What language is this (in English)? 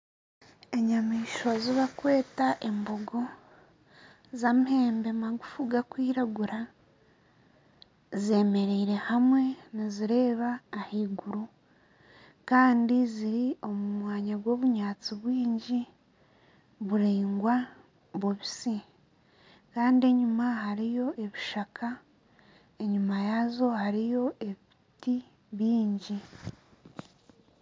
Nyankole